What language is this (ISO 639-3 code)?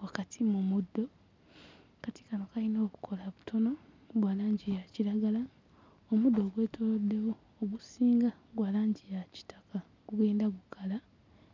lug